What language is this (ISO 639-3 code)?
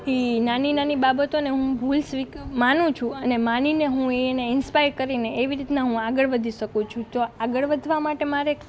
guj